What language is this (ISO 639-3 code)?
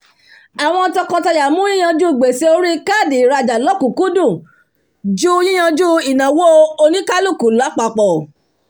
yor